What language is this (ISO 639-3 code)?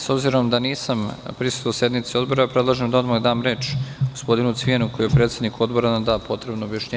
srp